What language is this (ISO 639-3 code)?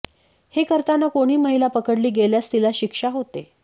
mar